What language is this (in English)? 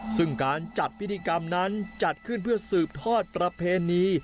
Thai